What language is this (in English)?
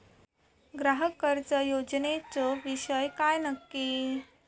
Marathi